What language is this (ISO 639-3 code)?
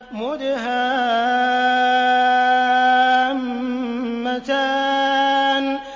ara